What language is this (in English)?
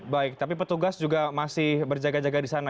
Indonesian